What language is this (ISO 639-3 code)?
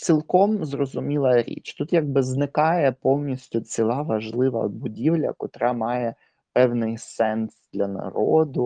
ukr